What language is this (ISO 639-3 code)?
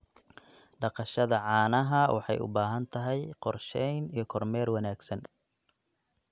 som